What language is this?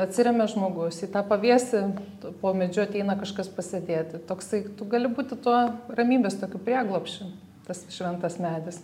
Lithuanian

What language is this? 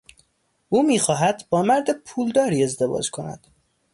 Persian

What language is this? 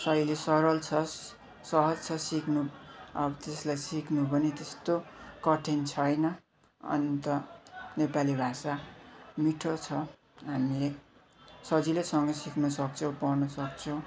Nepali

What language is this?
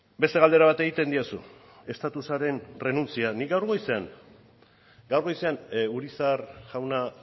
Basque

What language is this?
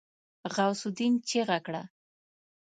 Pashto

